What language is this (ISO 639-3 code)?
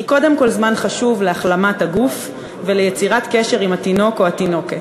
heb